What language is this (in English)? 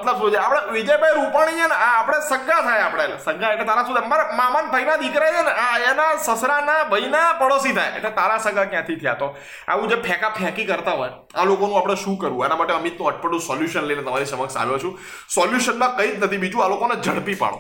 Gujarati